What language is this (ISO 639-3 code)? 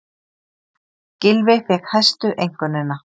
isl